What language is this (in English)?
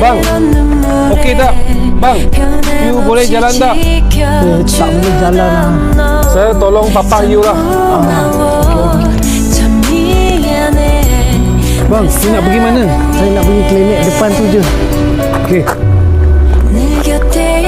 Malay